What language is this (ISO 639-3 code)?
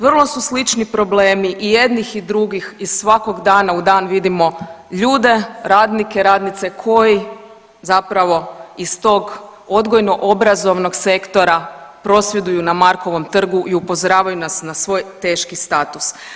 hrv